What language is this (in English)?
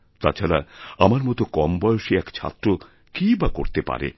Bangla